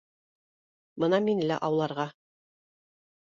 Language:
Bashkir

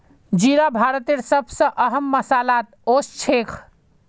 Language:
Magahi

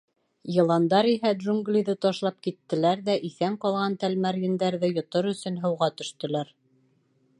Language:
Bashkir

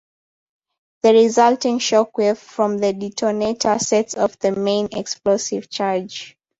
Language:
English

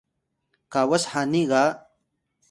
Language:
Atayal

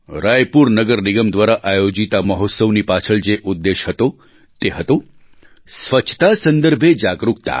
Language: Gujarati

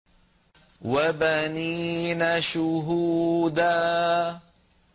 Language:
Arabic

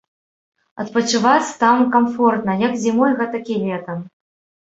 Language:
Belarusian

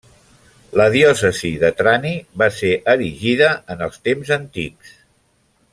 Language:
Catalan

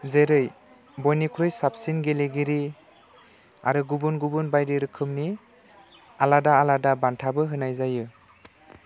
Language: Bodo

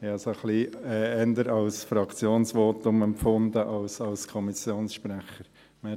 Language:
Swiss German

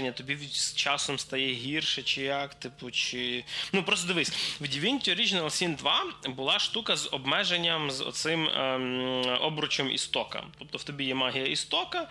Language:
Ukrainian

